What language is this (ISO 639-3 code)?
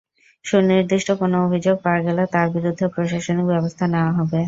ben